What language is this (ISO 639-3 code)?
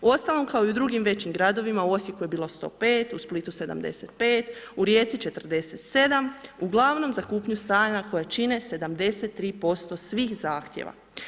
hrv